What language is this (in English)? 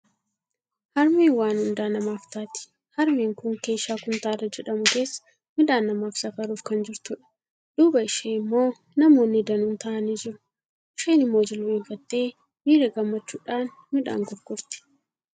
Oromo